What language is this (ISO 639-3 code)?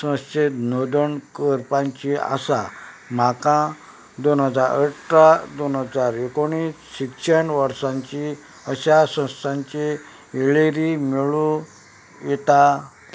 kok